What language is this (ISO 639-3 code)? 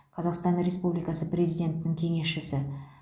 kaz